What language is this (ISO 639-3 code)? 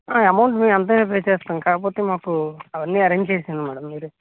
tel